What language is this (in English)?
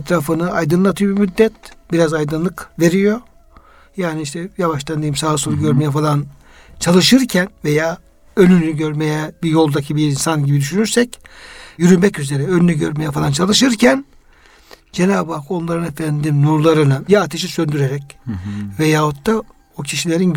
Turkish